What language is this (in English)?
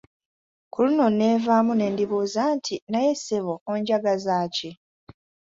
Ganda